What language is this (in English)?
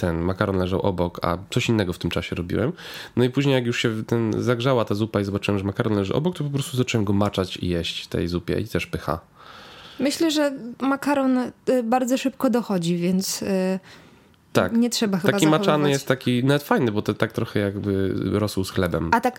Polish